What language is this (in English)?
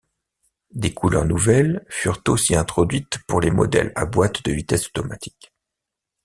French